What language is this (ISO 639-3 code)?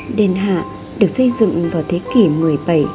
vie